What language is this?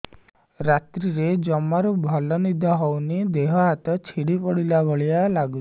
Odia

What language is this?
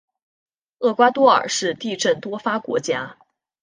Chinese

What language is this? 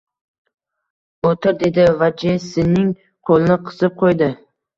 Uzbek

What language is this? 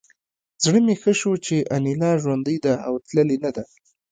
Pashto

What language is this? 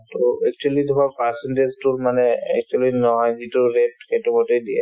Assamese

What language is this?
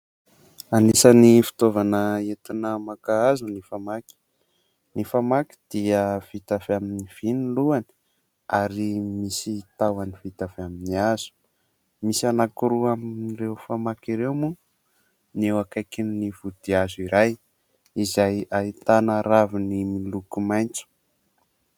Malagasy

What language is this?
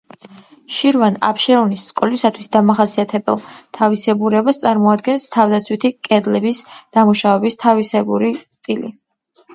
Georgian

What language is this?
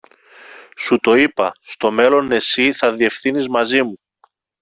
Greek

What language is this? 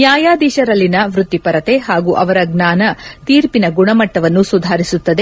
Kannada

